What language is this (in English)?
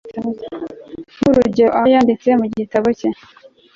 Kinyarwanda